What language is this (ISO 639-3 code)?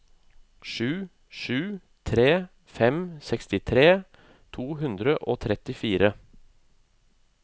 nor